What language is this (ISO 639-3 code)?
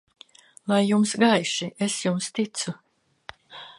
lav